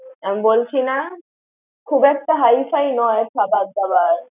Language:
Bangla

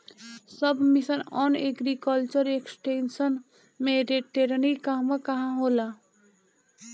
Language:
Bhojpuri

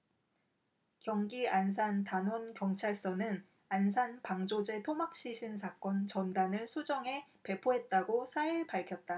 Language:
Korean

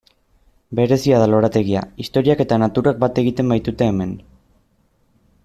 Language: Basque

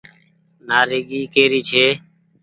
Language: Goaria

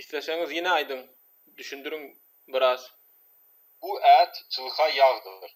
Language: Turkish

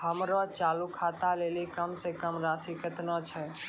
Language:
Maithili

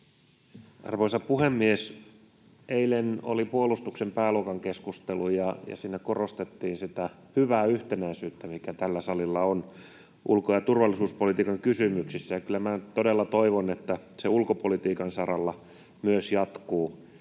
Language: Finnish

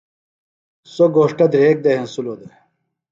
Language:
Phalura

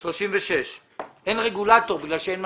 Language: Hebrew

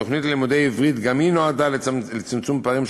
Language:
Hebrew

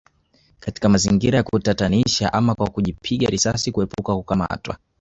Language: Swahili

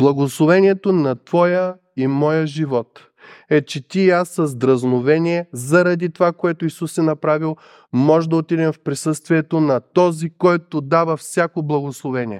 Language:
Bulgarian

